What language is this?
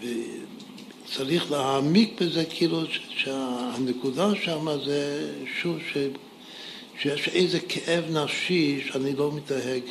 Hebrew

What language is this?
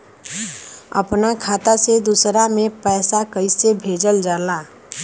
Bhojpuri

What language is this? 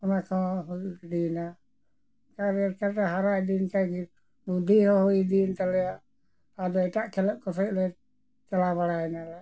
Santali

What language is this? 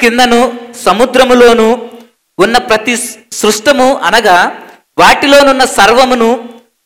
Telugu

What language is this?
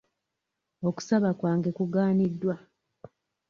Ganda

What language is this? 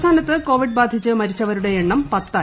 Malayalam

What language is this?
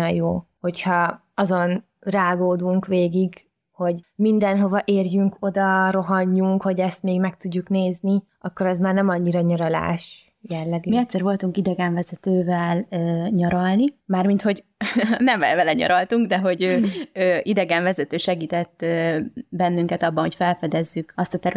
Hungarian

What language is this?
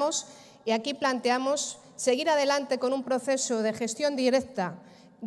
Spanish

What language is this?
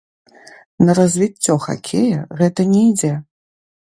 Belarusian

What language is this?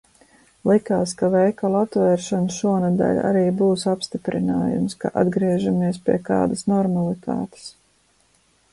Latvian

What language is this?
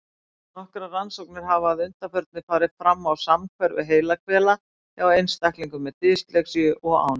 Icelandic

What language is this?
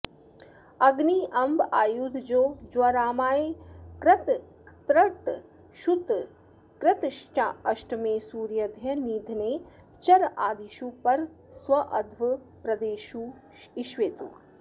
Sanskrit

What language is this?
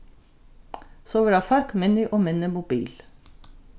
Faroese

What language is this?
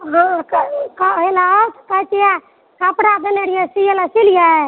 Maithili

